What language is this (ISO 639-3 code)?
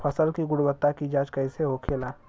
bho